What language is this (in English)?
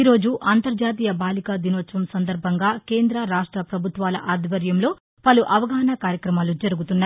Telugu